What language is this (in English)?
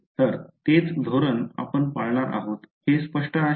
Marathi